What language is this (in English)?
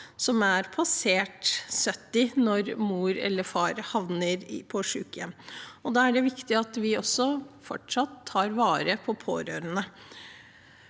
Norwegian